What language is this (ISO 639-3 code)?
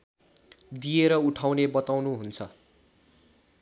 nep